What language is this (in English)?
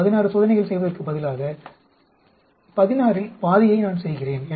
Tamil